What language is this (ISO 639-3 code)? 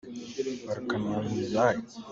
cnh